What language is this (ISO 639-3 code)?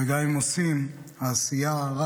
heb